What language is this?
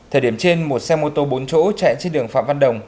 Vietnamese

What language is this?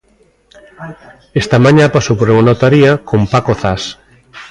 Galician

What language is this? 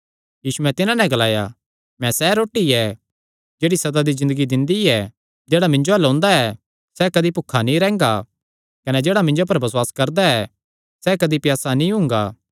Kangri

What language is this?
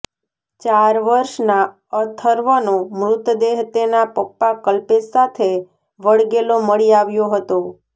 Gujarati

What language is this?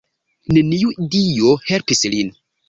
Esperanto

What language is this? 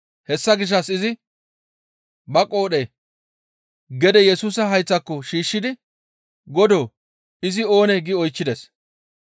Gamo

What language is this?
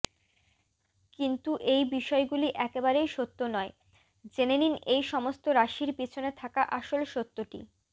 Bangla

